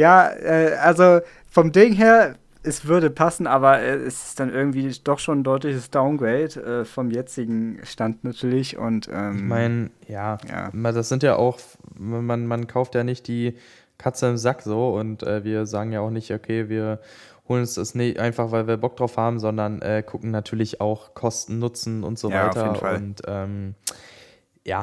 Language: German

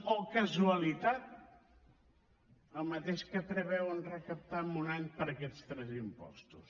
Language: Catalan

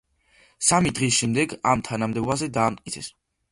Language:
Georgian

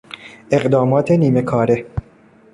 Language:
Persian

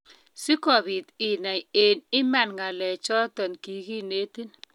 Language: Kalenjin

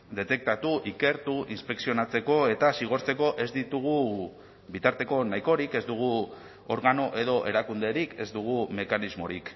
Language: Basque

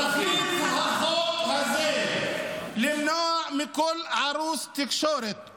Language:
Hebrew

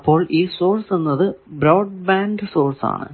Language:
Malayalam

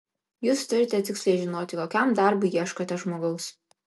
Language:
Lithuanian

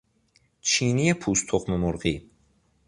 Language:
Persian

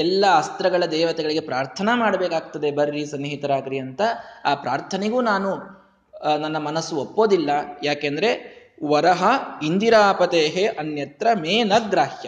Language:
Kannada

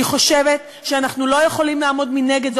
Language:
Hebrew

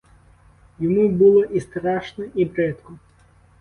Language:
Ukrainian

